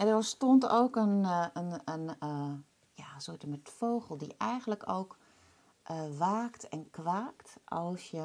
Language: Dutch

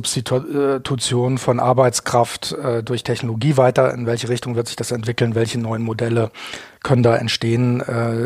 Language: German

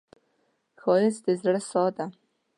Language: Pashto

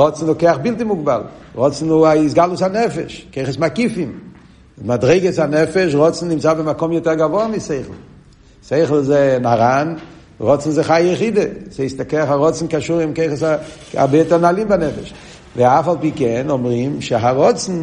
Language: Hebrew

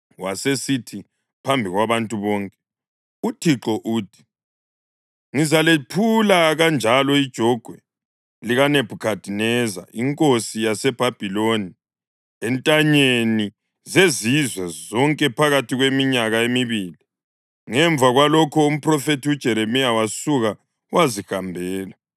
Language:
North Ndebele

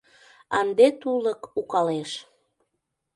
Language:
Mari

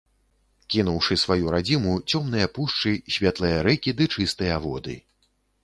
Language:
Belarusian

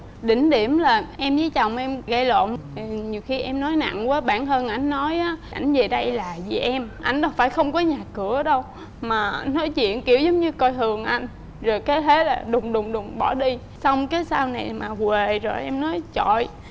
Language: Vietnamese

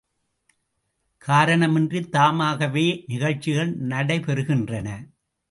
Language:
Tamil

